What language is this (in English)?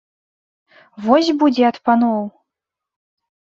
Belarusian